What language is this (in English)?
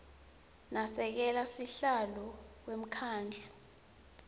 Swati